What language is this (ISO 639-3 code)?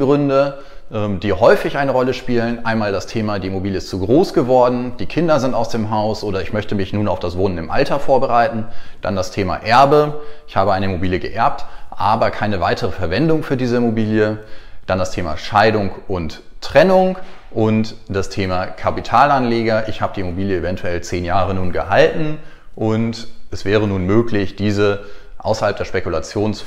deu